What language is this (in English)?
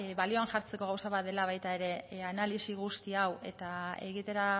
Basque